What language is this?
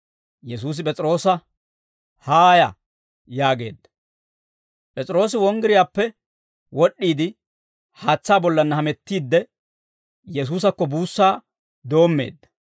Dawro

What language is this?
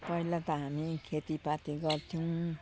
Nepali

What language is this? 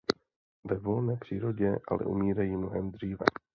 Czech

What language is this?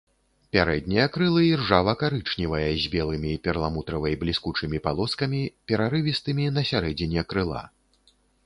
Belarusian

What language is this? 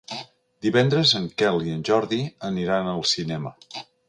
Catalan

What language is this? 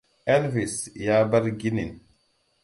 Hausa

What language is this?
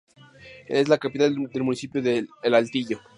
Spanish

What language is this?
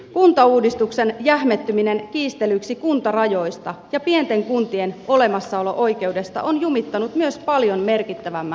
Finnish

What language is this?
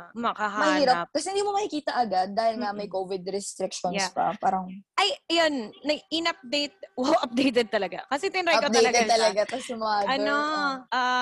Filipino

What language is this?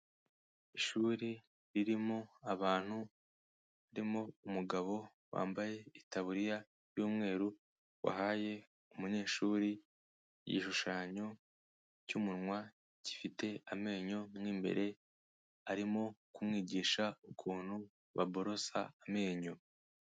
Kinyarwanda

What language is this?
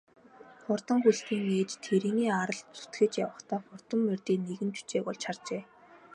Mongolian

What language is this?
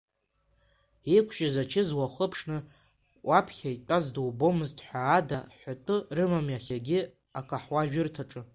Abkhazian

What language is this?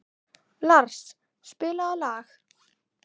Icelandic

